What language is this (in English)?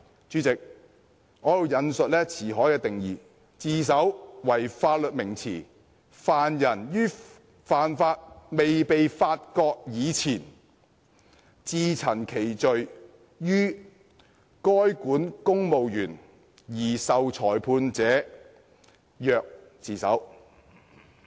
Cantonese